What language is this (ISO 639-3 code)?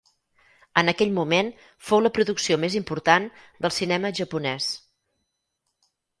cat